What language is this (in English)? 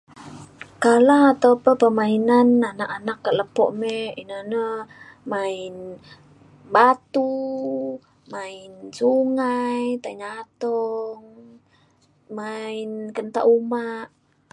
Mainstream Kenyah